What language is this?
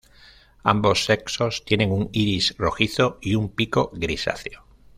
Spanish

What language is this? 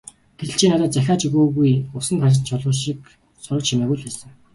Mongolian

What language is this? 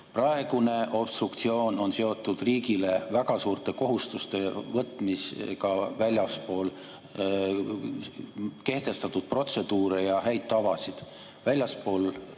Estonian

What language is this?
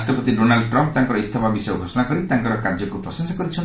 Odia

